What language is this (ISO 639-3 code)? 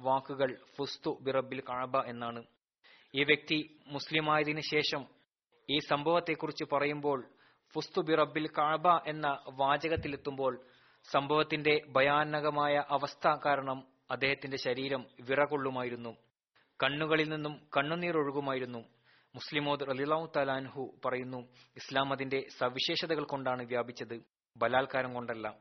mal